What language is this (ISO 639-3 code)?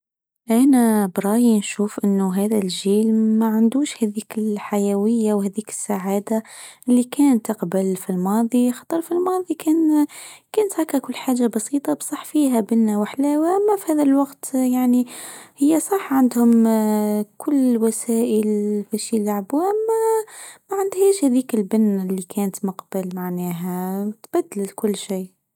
aeb